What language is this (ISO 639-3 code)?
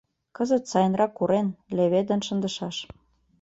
chm